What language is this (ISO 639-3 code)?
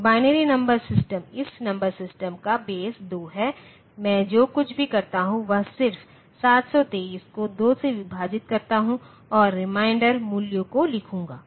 hin